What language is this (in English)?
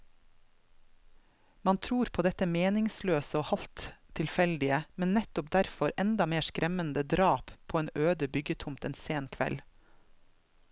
Norwegian